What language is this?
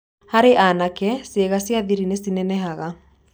Kikuyu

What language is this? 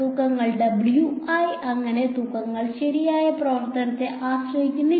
Malayalam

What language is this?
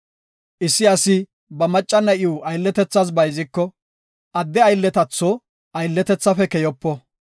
Gofa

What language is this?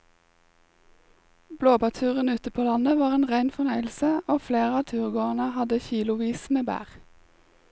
Norwegian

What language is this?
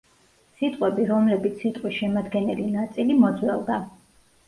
Georgian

